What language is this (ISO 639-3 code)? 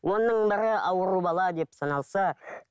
kaz